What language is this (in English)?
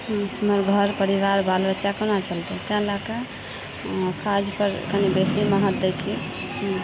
Maithili